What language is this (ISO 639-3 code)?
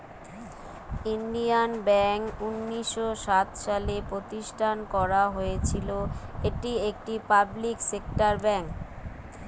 ben